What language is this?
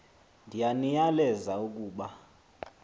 Xhosa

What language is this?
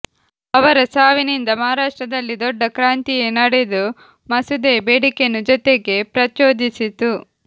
Kannada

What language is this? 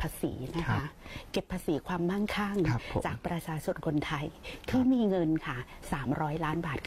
Thai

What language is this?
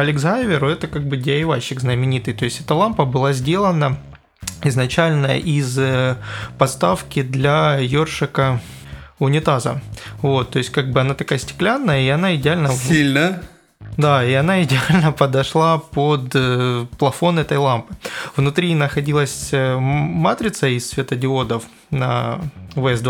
Russian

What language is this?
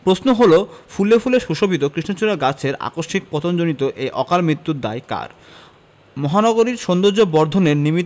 Bangla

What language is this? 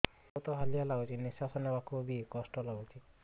Odia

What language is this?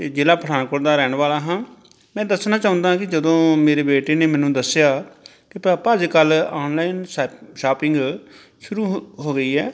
Punjabi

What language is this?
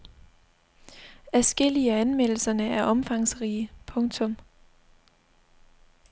Danish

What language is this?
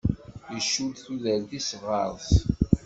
Kabyle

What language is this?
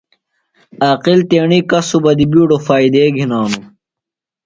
Phalura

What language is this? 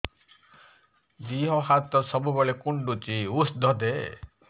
Odia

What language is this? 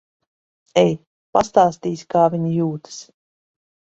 Latvian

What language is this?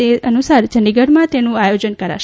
Gujarati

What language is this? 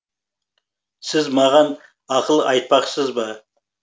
Kazakh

